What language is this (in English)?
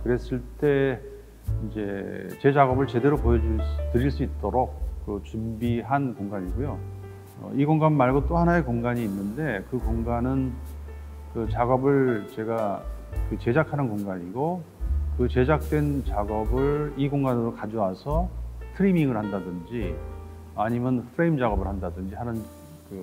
Korean